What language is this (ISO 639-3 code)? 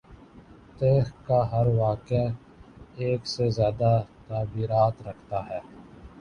urd